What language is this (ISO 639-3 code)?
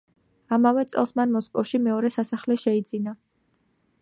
kat